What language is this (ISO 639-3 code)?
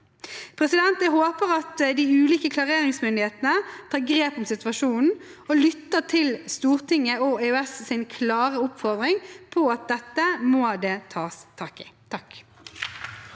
nor